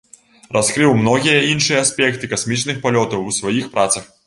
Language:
Belarusian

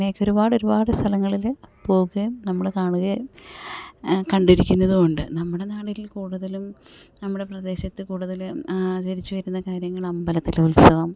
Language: Malayalam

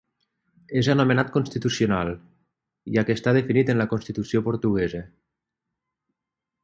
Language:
Catalan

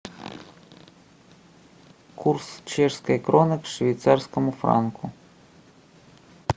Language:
Russian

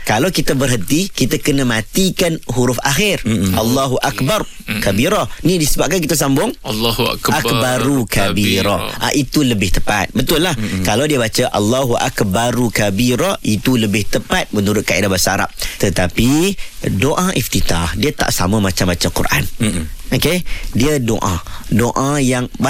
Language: Malay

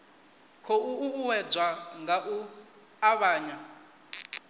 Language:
Venda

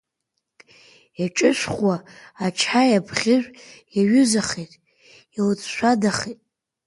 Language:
Abkhazian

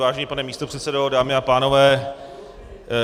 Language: Czech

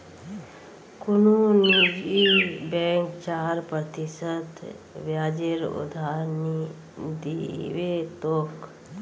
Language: Magahi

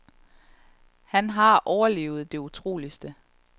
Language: Danish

